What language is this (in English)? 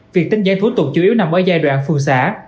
Vietnamese